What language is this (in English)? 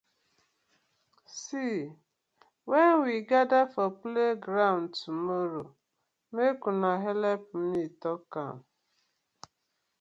Nigerian Pidgin